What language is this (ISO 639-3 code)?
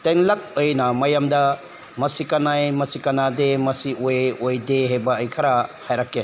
mni